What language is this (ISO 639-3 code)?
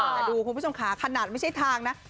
tha